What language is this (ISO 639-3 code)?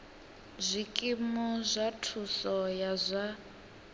ven